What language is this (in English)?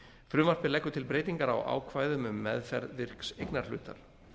Icelandic